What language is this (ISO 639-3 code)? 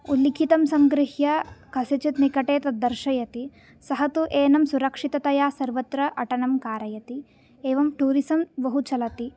san